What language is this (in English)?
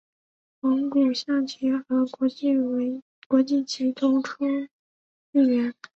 Chinese